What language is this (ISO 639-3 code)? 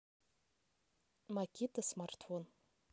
rus